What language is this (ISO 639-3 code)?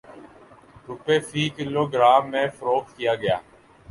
urd